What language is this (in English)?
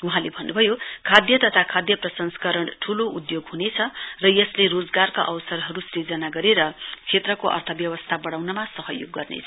Nepali